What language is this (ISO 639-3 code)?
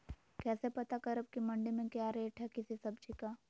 mag